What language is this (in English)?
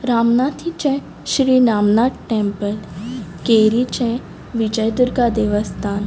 Konkani